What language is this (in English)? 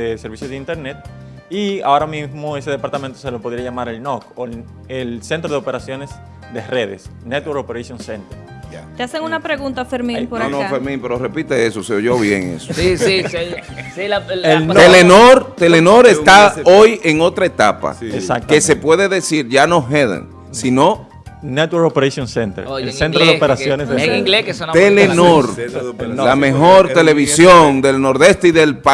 Spanish